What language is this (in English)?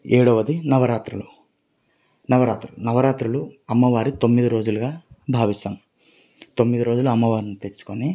Telugu